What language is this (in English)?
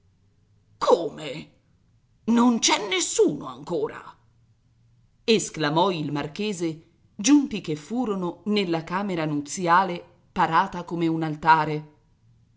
Italian